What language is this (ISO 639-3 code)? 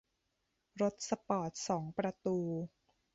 tha